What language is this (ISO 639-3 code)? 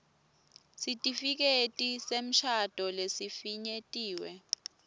ssw